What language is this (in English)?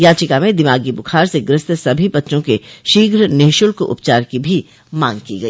Hindi